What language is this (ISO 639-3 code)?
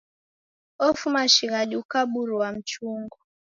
dav